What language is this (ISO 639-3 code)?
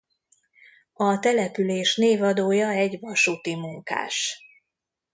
hun